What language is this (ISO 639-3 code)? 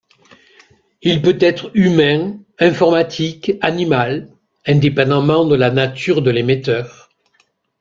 fra